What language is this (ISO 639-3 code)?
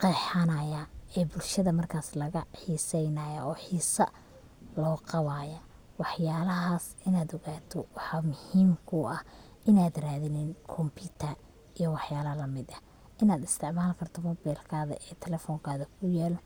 som